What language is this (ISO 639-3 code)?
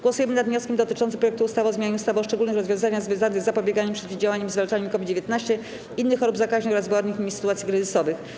pol